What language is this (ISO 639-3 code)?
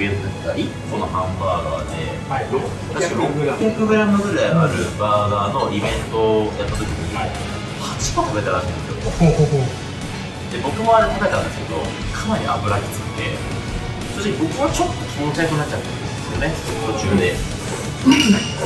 jpn